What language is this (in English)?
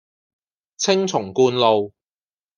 Cantonese